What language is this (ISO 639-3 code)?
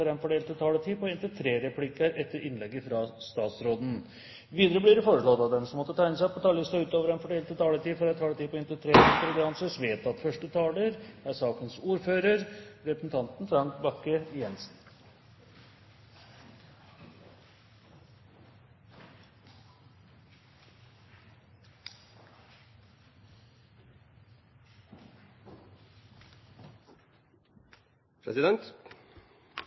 nor